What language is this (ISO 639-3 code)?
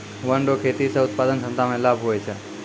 mai